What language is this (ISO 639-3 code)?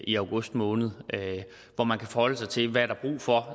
dan